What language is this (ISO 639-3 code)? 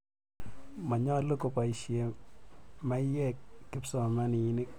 kln